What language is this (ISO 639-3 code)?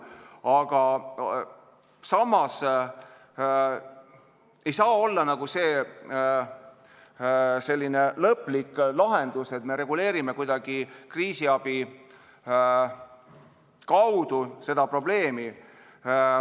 est